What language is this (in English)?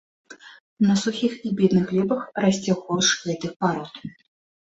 Belarusian